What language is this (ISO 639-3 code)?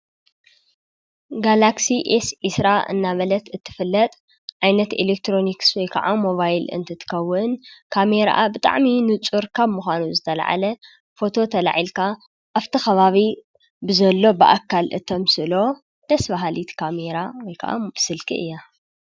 tir